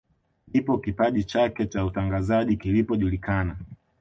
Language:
Swahili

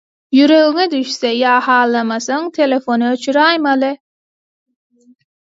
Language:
Turkmen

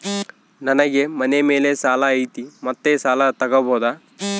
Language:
Kannada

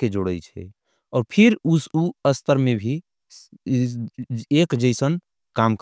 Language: Angika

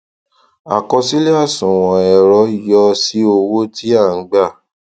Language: Yoruba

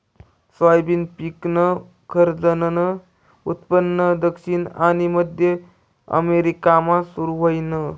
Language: Marathi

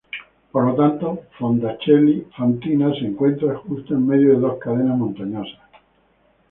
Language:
Spanish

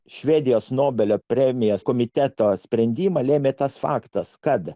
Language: Lithuanian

